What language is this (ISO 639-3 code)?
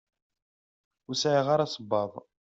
kab